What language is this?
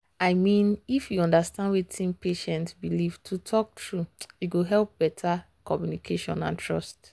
Nigerian Pidgin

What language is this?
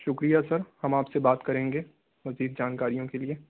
Urdu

